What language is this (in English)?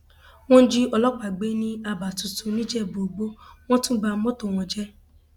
Yoruba